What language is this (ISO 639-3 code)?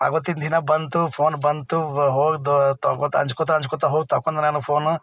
kan